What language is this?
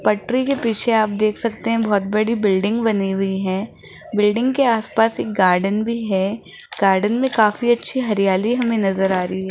Hindi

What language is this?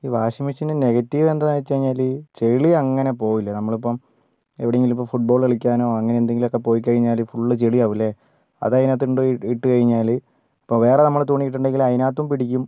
Malayalam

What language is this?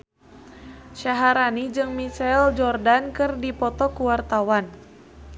Sundanese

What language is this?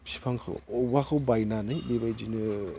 Bodo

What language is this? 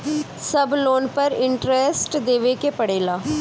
Bhojpuri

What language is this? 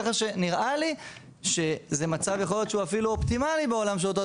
Hebrew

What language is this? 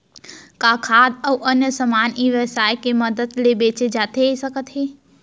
Chhattisgarhi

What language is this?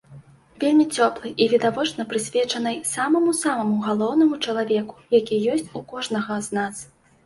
Belarusian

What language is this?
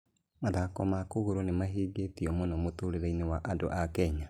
Kikuyu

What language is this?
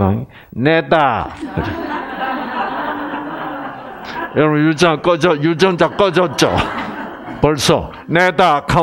Korean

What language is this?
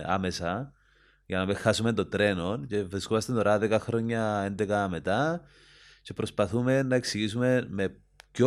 Greek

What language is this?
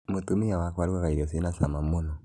Kikuyu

